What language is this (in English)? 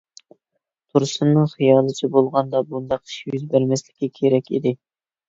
Uyghur